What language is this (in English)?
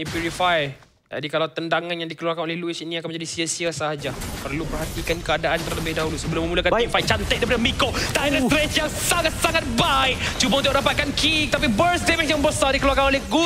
Malay